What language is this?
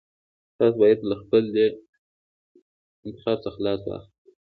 Pashto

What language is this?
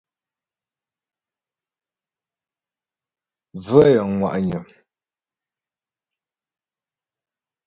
Ghomala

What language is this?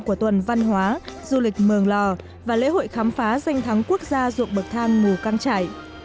Vietnamese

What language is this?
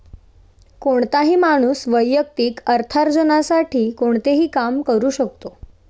Marathi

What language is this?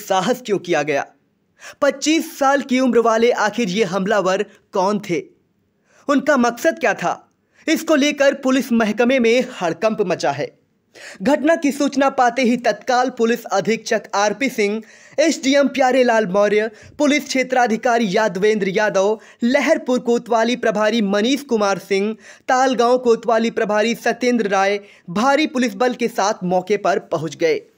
Hindi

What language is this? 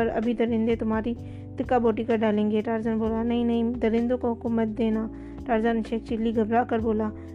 Urdu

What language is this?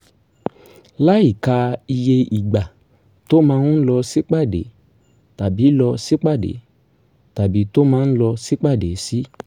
Yoruba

